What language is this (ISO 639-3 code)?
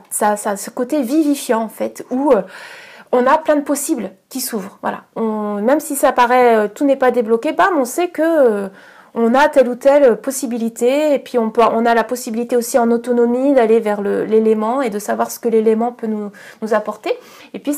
fra